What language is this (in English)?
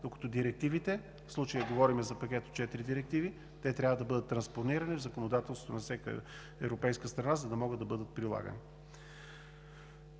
Bulgarian